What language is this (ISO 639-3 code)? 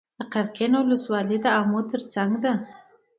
pus